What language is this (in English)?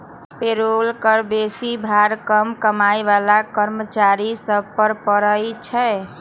Magahi